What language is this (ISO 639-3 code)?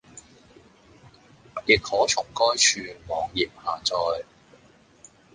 yue